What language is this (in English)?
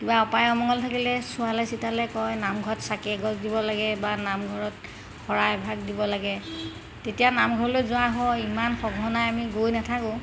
Assamese